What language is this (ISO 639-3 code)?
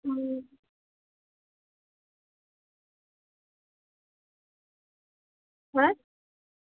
ben